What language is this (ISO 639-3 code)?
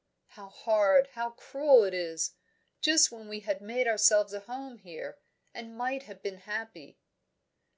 eng